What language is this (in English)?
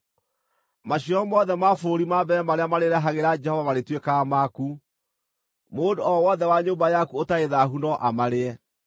Kikuyu